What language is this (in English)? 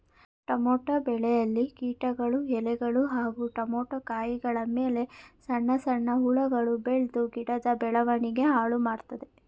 Kannada